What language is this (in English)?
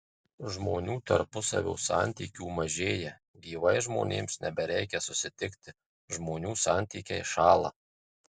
Lithuanian